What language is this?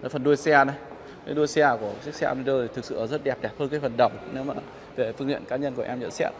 Vietnamese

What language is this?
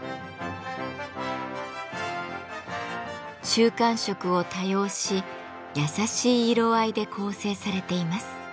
Japanese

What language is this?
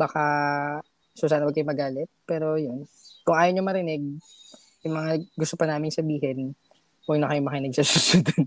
Filipino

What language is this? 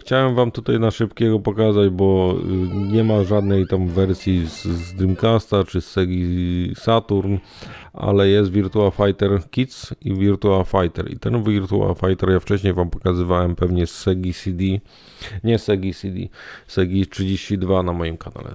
Polish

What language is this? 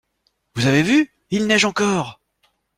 French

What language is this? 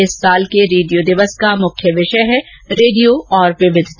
Hindi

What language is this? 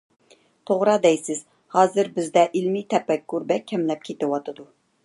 Uyghur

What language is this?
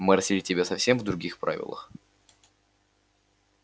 Russian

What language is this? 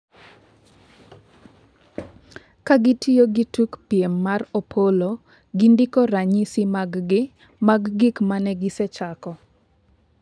Luo (Kenya and Tanzania)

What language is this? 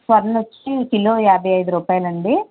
Telugu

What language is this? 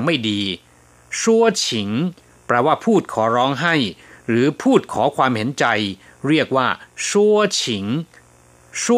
Thai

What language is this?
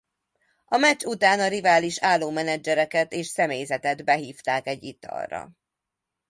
Hungarian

